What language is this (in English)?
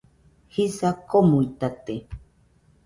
Nüpode Huitoto